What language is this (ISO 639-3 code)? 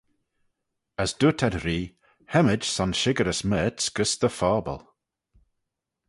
glv